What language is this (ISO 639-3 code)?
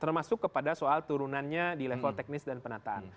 ind